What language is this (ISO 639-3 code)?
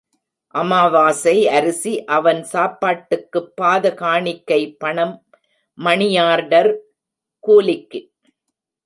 tam